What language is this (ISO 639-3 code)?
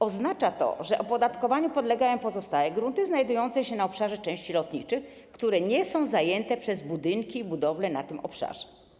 pol